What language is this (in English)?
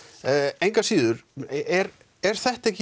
Icelandic